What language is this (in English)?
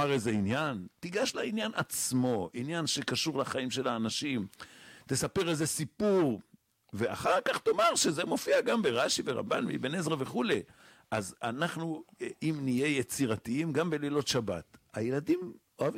Hebrew